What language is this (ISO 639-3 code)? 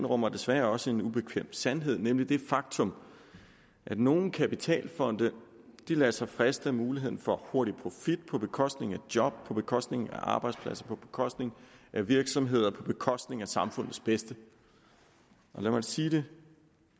dan